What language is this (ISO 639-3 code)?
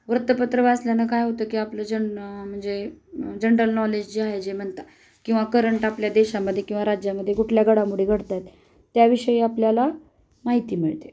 mar